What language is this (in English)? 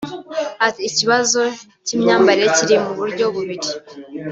Kinyarwanda